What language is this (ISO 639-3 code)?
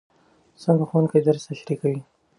pus